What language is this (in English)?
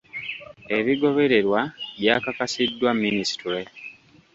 Ganda